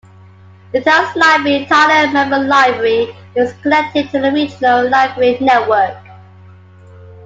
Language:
English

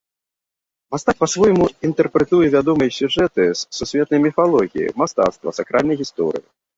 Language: Belarusian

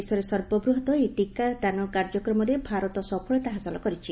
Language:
Odia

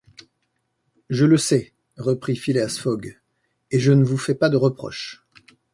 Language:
French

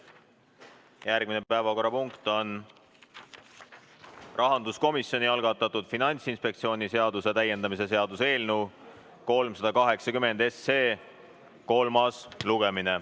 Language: Estonian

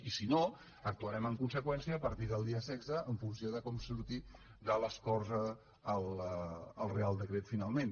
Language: Catalan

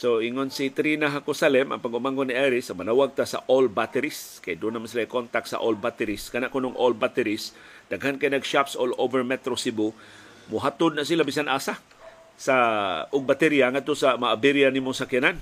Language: Filipino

